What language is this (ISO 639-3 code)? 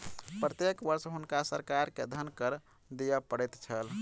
mai